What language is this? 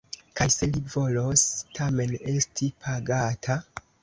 Esperanto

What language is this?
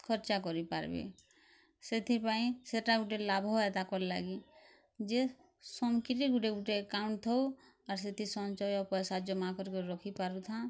Odia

